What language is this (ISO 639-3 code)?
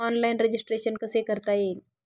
mar